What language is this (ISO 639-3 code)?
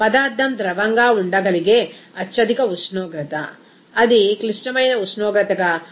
tel